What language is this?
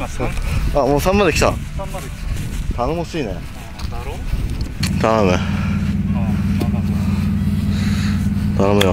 Japanese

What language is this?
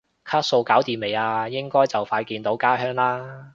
Cantonese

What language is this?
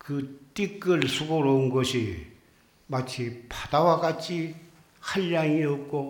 Korean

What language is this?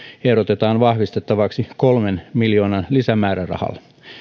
Finnish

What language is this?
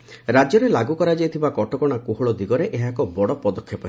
Odia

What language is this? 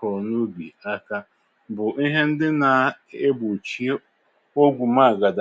Igbo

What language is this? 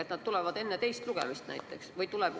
Estonian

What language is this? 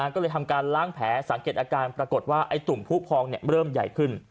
Thai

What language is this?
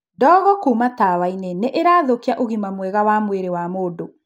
Kikuyu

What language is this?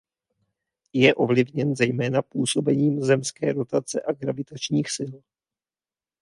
Czech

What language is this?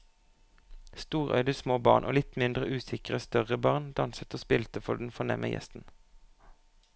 Norwegian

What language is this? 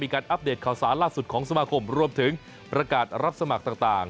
Thai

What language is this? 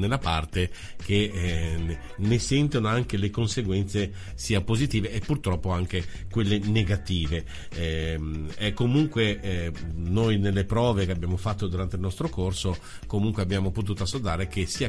Italian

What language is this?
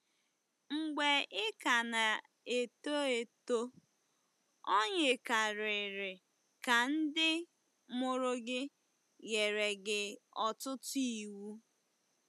Igbo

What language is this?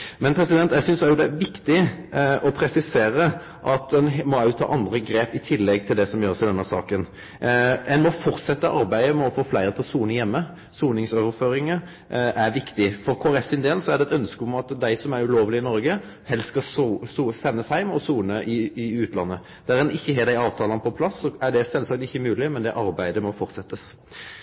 Norwegian Nynorsk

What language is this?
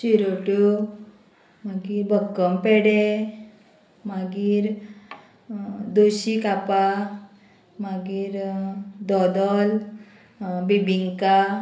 Konkani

